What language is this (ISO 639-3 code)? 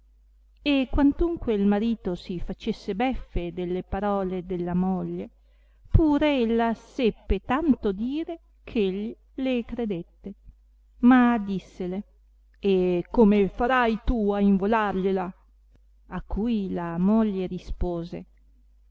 ita